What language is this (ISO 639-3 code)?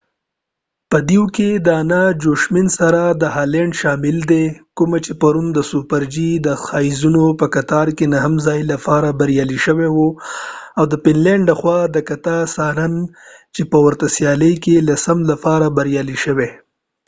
pus